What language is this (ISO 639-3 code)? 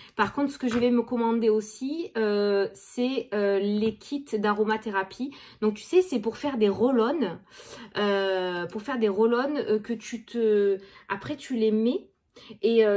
fra